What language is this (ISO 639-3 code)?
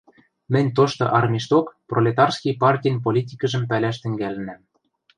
mrj